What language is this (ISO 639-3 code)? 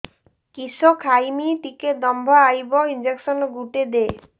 ori